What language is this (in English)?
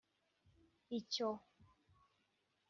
Kinyarwanda